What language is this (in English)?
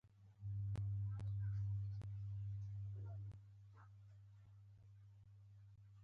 Pashto